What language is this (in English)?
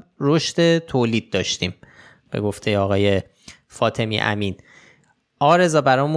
Persian